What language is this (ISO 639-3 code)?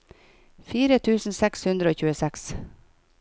nor